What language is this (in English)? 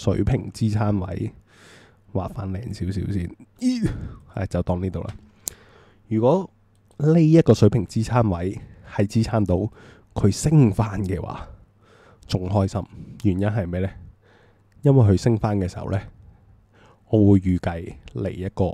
Chinese